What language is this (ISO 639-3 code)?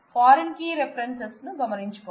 tel